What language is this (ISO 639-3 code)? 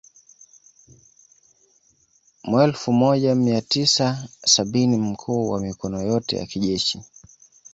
swa